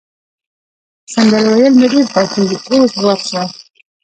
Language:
Pashto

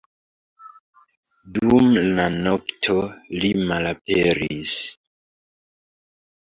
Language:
Esperanto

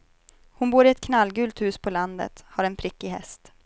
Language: Swedish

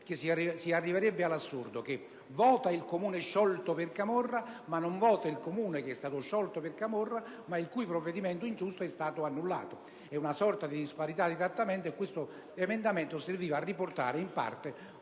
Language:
Italian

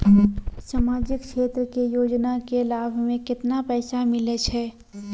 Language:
Maithili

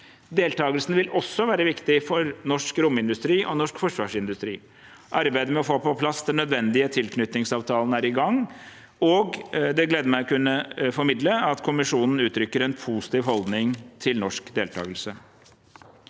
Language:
Norwegian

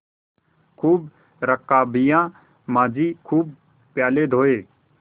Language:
Hindi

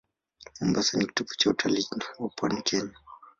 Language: Swahili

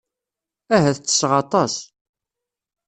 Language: Kabyle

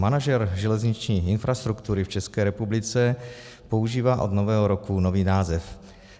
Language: Czech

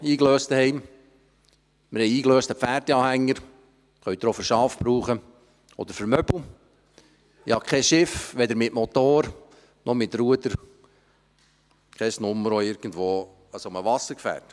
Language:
Swiss German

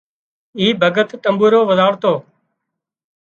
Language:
Wadiyara Koli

